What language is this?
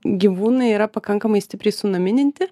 Lithuanian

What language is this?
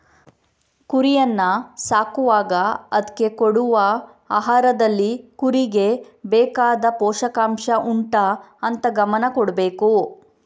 Kannada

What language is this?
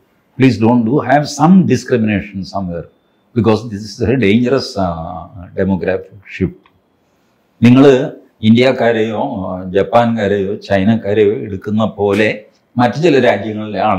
Malayalam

